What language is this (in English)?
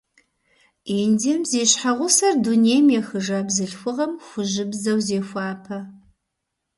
Kabardian